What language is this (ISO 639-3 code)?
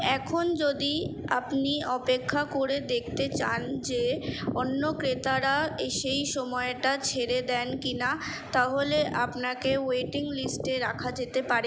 ben